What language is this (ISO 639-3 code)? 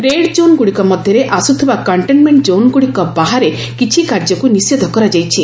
ori